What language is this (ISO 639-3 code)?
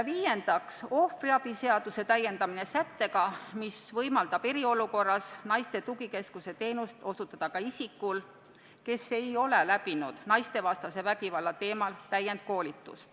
est